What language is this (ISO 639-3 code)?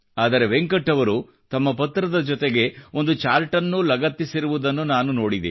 kan